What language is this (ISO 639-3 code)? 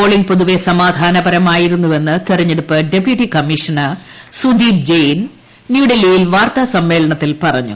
mal